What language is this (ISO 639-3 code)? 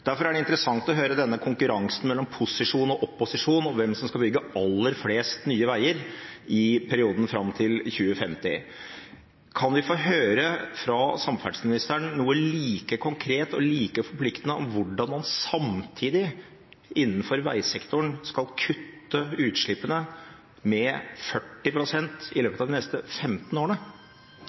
nob